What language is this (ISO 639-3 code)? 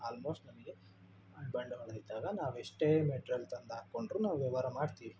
kan